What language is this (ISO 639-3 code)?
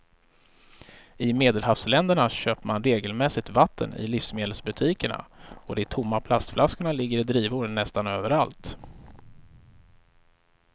swe